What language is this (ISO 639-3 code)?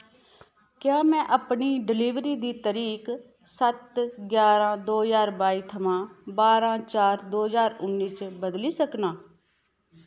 doi